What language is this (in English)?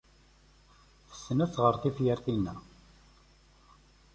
Kabyle